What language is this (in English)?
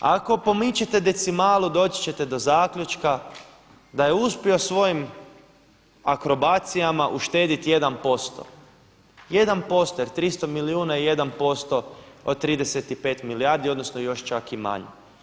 Croatian